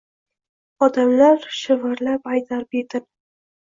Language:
Uzbek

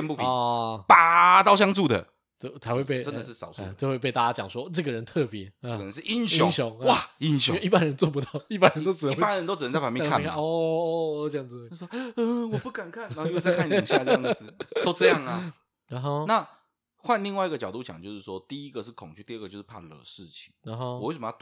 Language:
Chinese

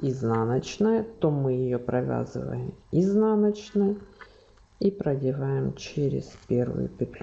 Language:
Russian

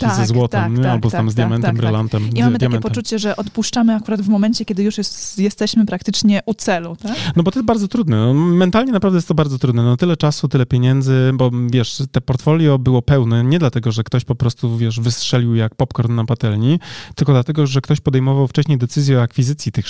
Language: Polish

